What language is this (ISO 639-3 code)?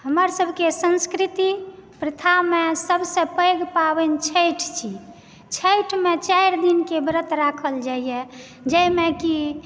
mai